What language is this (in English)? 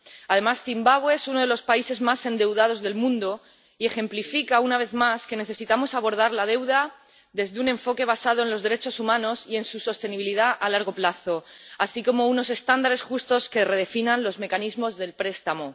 Spanish